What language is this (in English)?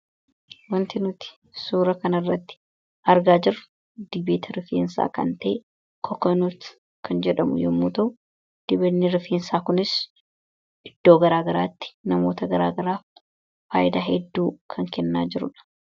Oromo